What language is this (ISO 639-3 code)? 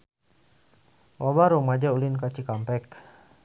sun